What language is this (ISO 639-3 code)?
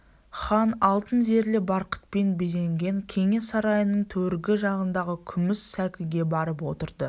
kaz